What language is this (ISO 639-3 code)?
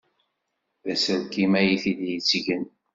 kab